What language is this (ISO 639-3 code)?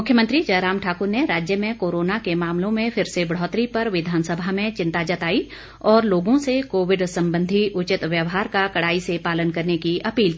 hin